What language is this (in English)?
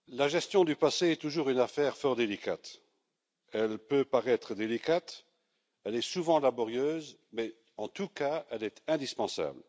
French